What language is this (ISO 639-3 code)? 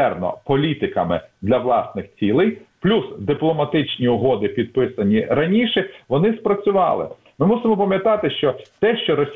ukr